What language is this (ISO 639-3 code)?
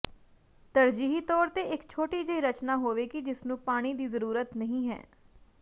pan